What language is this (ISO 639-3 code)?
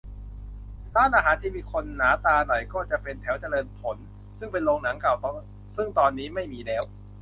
tha